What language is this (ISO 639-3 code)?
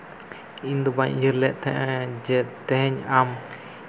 sat